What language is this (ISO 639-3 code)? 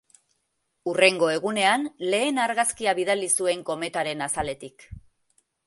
eus